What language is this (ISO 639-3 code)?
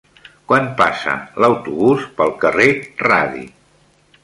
cat